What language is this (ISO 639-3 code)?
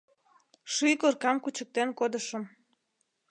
chm